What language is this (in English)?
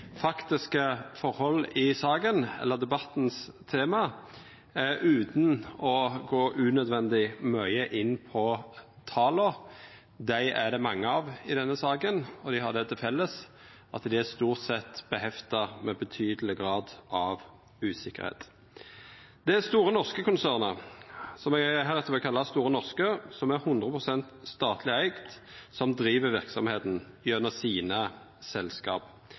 Norwegian Nynorsk